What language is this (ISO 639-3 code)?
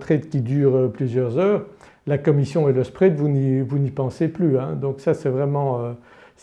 fra